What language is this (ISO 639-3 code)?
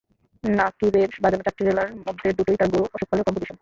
ben